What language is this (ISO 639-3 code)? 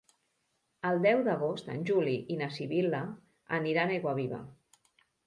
cat